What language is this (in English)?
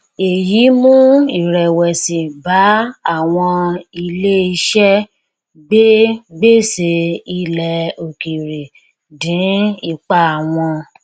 Yoruba